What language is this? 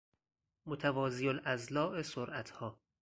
Persian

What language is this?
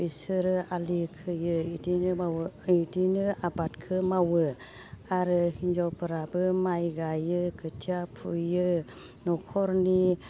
Bodo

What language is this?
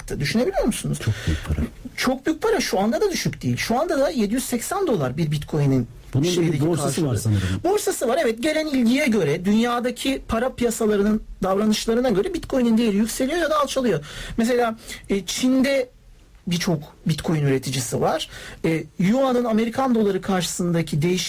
Turkish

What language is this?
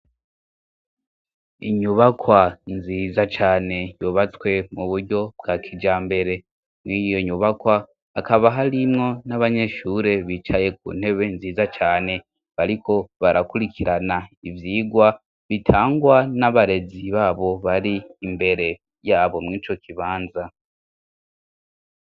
Rundi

